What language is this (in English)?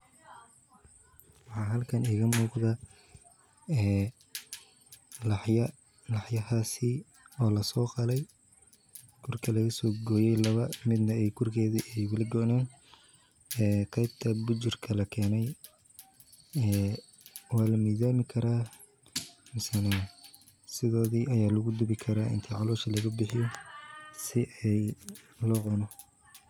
Somali